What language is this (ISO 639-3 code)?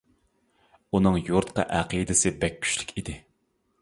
uig